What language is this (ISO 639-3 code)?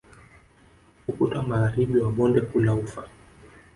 swa